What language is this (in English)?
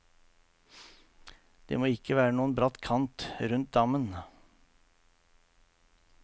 Norwegian